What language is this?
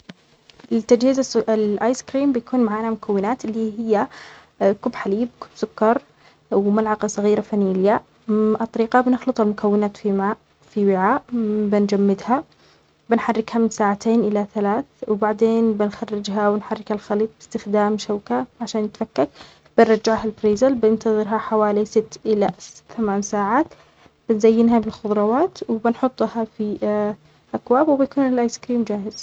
Omani Arabic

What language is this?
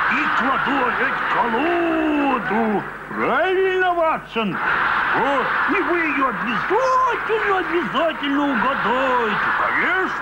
Russian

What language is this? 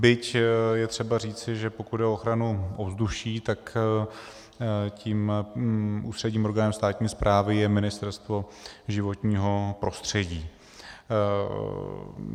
Czech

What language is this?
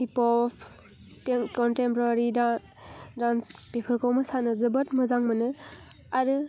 Bodo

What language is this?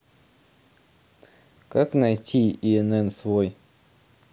Russian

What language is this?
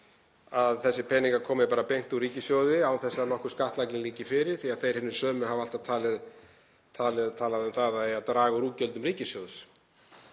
Icelandic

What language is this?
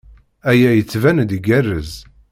Kabyle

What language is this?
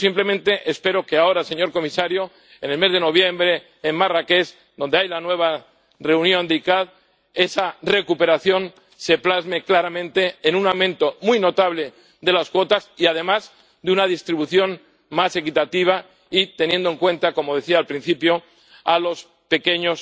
Spanish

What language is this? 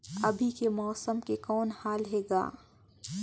Chhattisgarhi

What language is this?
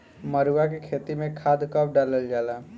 Bhojpuri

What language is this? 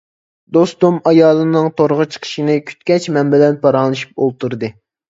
Uyghur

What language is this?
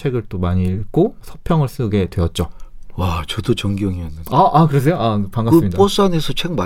Korean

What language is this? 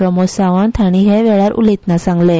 Konkani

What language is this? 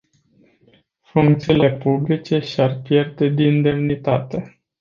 Romanian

